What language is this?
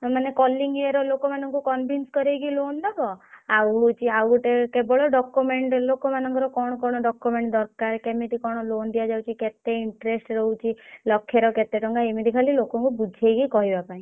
Odia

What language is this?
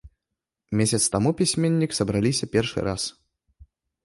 Belarusian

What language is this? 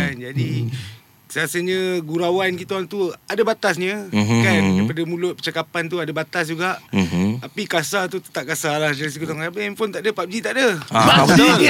Malay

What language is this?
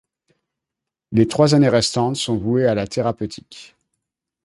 French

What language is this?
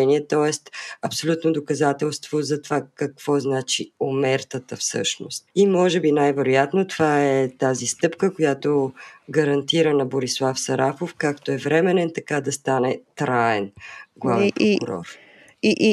Bulgarian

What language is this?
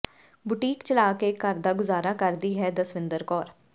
Punjabi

